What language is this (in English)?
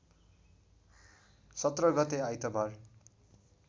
Nepali